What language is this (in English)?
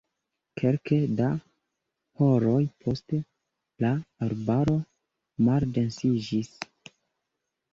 Esperanto